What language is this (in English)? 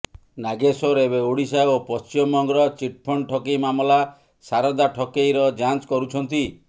Odia